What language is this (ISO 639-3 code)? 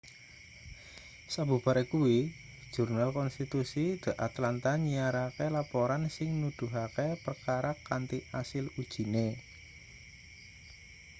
jav